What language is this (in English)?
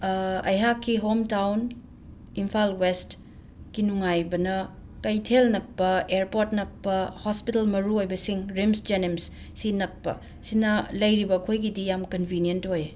Manipuri